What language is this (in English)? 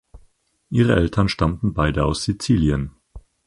German